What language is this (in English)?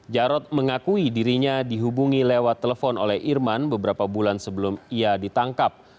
Indonesian